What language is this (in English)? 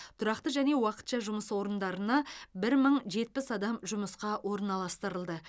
Kazakh